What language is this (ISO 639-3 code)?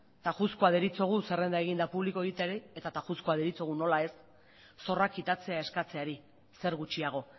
eus